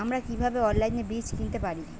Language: Bangla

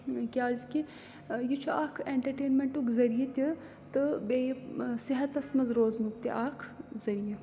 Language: Kashmiri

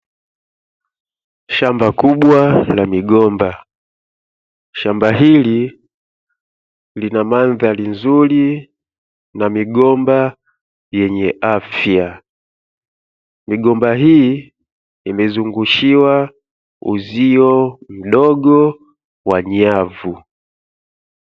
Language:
Swahili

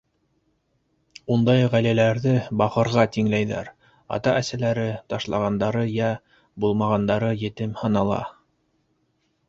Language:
Bashkir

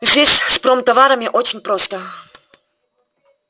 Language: Russian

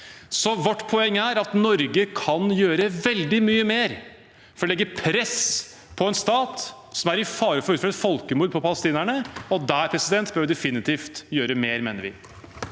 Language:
Norwegian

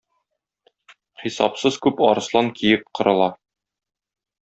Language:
Tatar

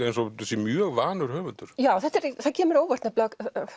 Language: Icelandic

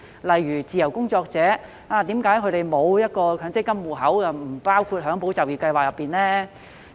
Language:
Cantonese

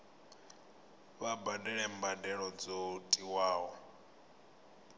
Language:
Venda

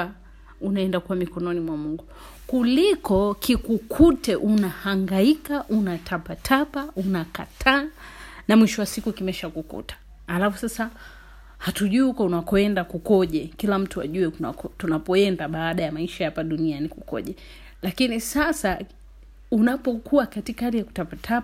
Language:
Swahili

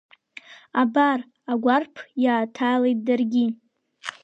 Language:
Abkhazian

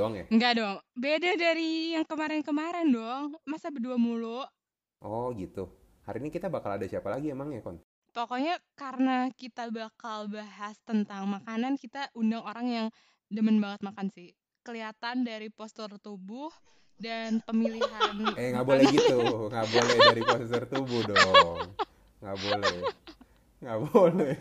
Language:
Indonesian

